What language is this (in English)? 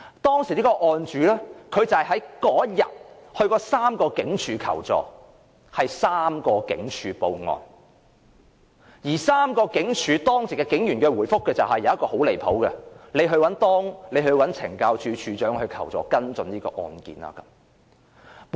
Cantonese